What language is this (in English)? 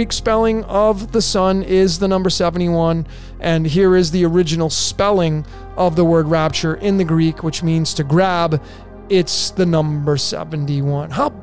English